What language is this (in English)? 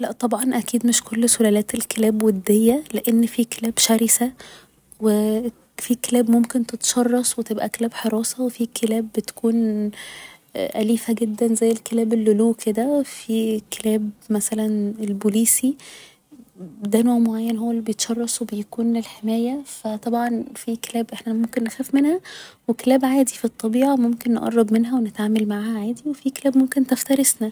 Egyptian Arabic